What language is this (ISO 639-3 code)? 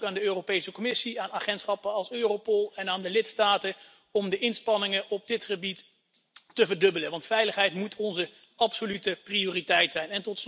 nld